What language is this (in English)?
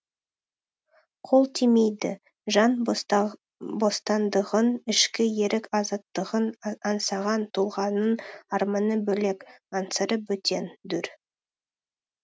Kazakh